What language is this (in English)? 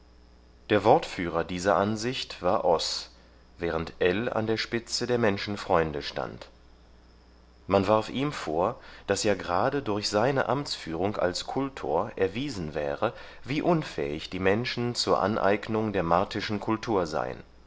German